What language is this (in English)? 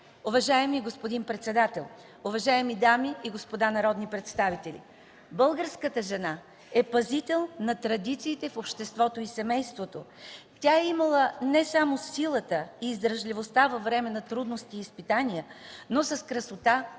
Bulgarian